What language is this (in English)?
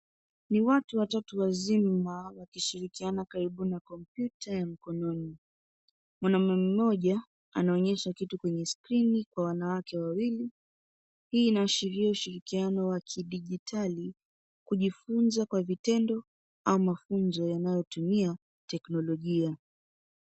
Swahili